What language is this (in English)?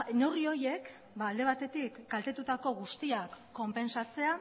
Basque